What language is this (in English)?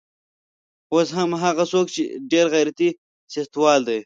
Pashto